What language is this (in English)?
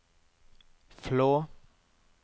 Norwegian